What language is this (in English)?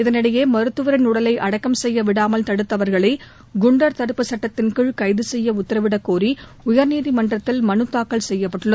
Tamil